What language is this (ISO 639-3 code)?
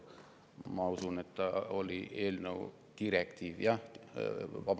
est